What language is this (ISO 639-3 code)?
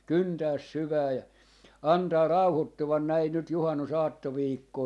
fin